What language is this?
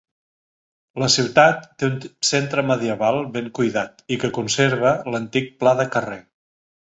Catalan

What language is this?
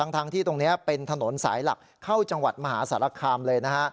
Thai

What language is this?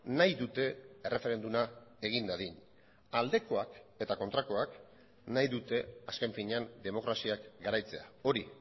Basque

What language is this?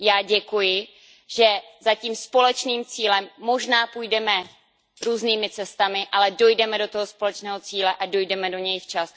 Czech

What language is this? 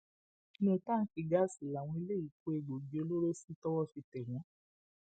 Yoruba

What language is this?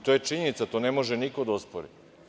Serbian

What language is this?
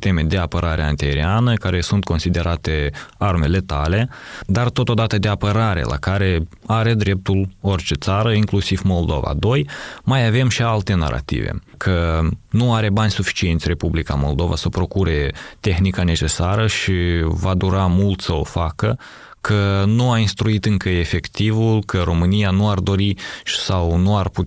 Romanian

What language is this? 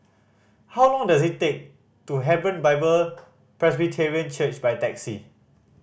English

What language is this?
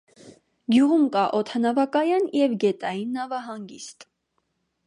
Armenian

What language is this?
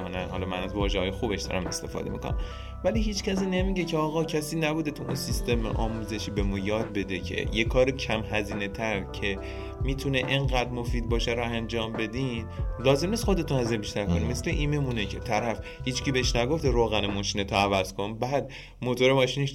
Persian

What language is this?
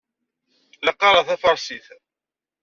Kabyle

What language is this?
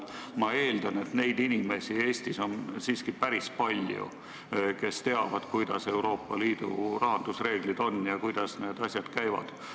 Estonian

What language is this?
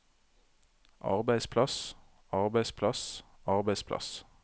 Norwegian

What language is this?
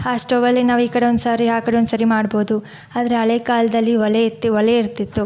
Kannada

